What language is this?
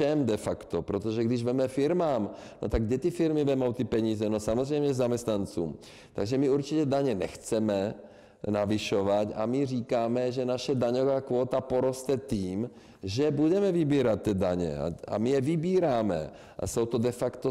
Czech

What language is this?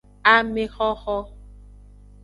Aja (Benin)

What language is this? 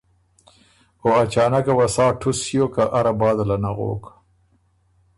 Ormuri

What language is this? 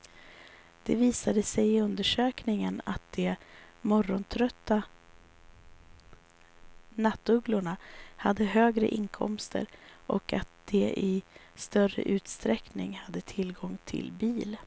Swedish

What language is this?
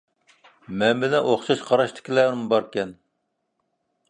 Uyghur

